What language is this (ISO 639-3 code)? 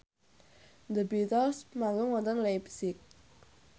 jav